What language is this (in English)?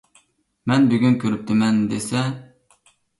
Uyghur